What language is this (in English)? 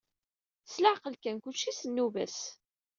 Kabyle